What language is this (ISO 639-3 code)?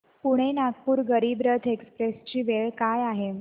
mar